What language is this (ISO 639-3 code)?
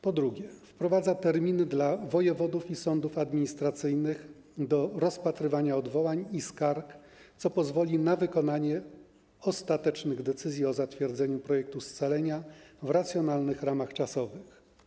pol